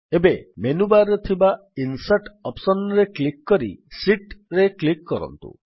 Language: Odia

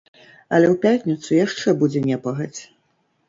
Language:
Belarusian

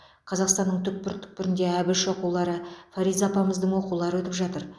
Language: Kazakh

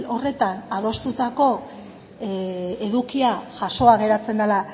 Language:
Basque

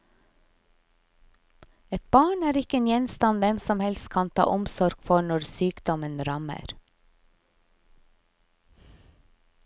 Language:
Norwegian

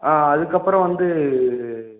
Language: Tamil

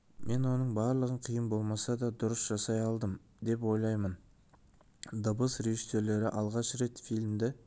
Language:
Kazakh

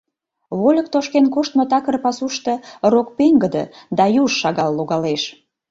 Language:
Mari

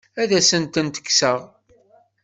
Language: Kabyle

